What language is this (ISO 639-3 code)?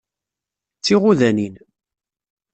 kab